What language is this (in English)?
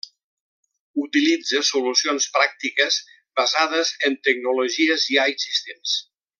Catalan